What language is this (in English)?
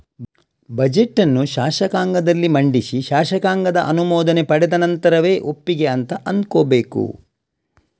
Kannada